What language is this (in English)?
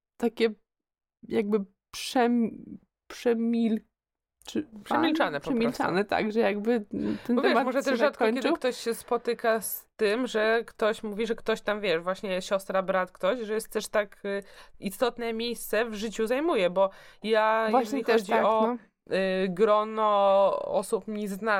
Polish